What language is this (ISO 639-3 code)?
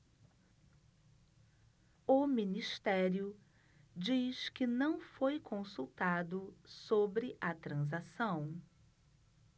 por